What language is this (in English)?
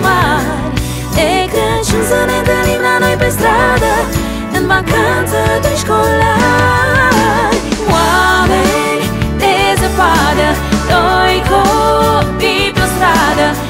Romanian